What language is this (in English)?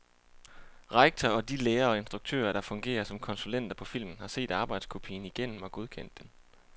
Danish